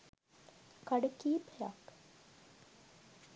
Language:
Sinhala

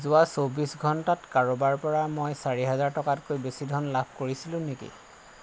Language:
Assamese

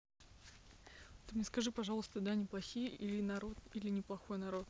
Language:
Russian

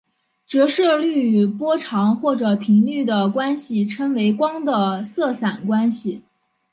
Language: Chinese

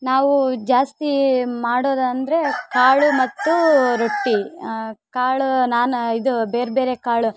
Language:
Kannada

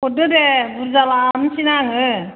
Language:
Bodo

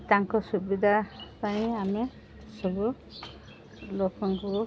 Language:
Odia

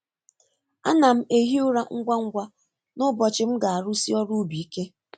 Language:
Igbo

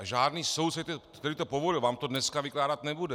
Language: Czech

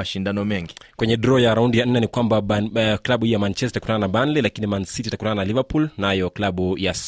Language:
Swahili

